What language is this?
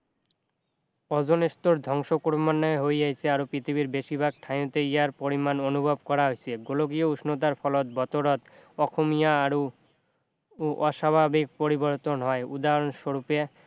Assamese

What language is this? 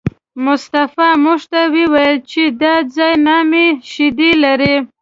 Pashto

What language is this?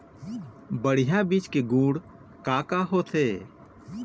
Chhattisgarhi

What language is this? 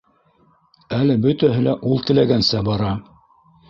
Bashkir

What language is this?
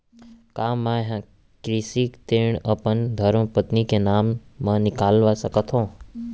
Chhattisgarhi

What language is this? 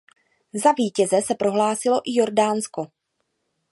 Czech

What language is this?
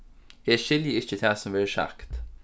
Faroese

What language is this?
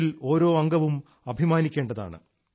Malayalam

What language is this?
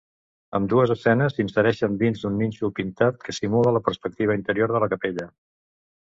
Catalan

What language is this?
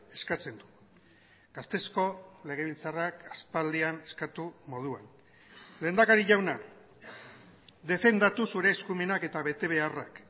Basque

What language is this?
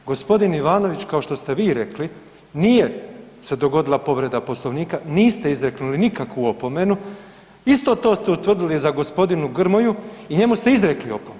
Croatian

